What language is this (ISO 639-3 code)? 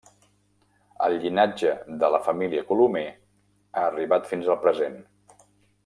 cat